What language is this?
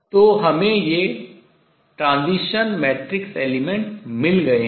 Hindi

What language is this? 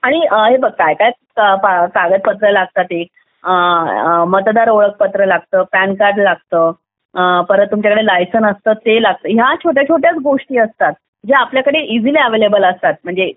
Marathi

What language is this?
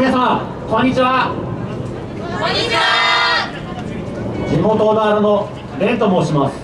Japanese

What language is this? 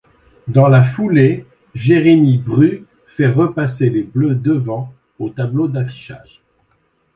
French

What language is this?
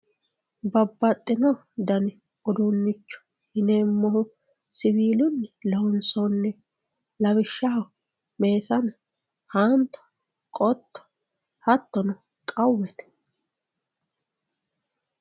Sidamo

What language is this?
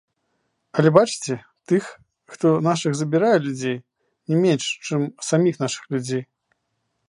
Belarusian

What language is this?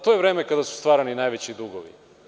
Serbian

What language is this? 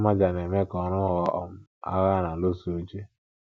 Igbo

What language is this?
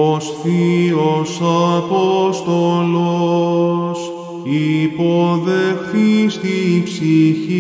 Greek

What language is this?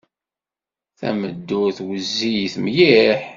Kabyle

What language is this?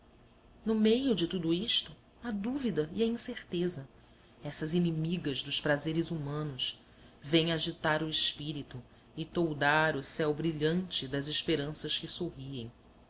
Portuguese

